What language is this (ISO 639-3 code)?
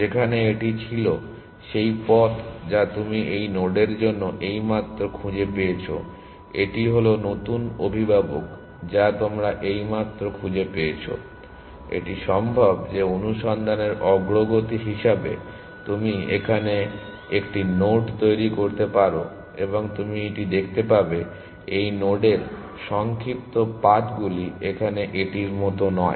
ben